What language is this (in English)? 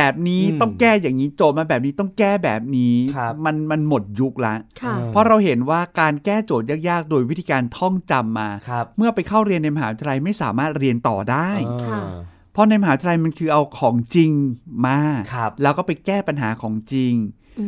Thai